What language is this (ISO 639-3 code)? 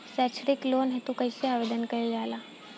bho